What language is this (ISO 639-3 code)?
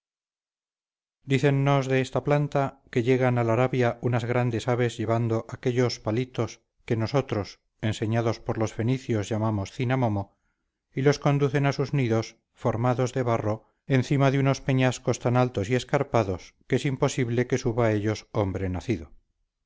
spa